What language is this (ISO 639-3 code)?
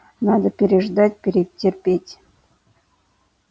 rus